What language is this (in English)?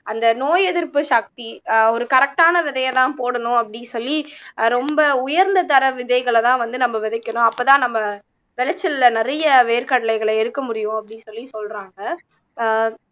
Tamil